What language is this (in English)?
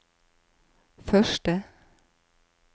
Norwegian